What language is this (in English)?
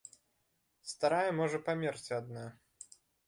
Belarusian